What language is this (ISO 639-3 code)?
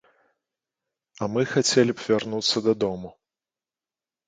bel